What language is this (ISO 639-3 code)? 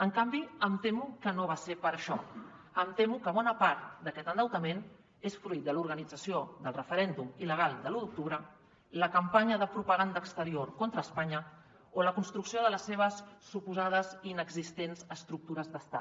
cat